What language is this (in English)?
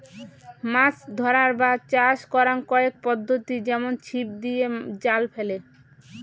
Bangla